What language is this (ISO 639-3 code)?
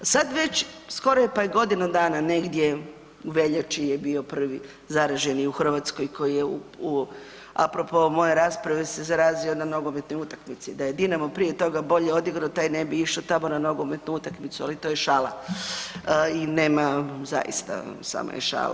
hrv